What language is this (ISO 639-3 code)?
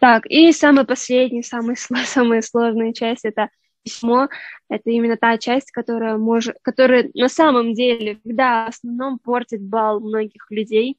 rus